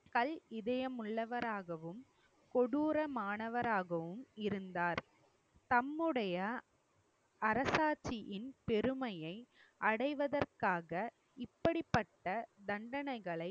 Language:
Tamil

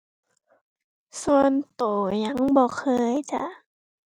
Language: Thai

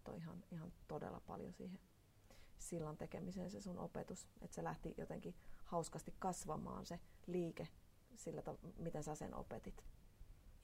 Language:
Finnish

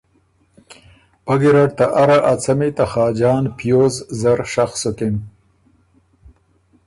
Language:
Ormuri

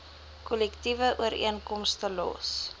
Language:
Afrikaans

